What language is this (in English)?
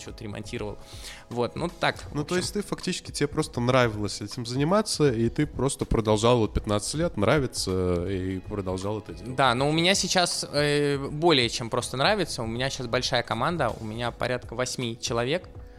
Russian